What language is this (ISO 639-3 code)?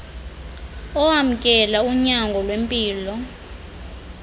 xho